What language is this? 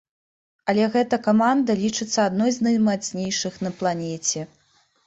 Belarusian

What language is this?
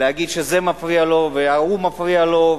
Hebrew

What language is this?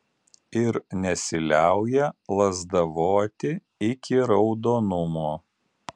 Lithuanian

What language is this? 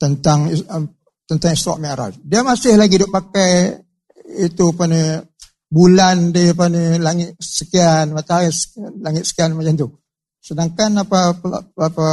Malay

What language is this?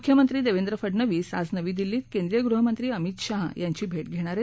Marathi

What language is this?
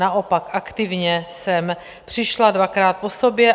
Czech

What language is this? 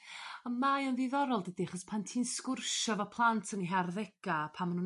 Welsh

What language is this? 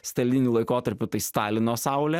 Lithuanian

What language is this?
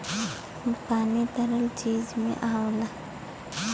Bhojpuri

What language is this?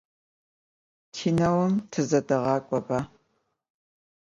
Adyghe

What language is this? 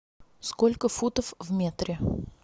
Russian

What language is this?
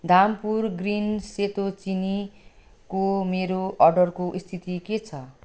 Nepali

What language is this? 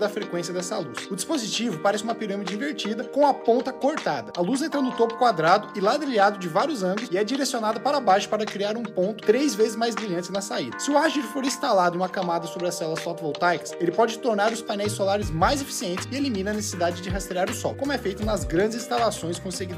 Portuguese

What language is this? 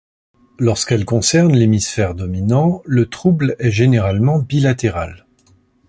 French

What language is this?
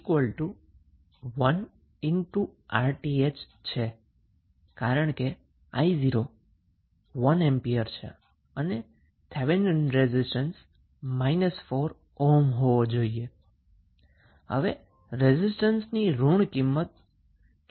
Gujarati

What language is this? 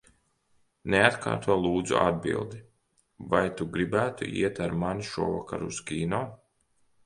Latvian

